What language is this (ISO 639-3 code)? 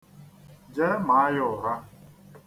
ibo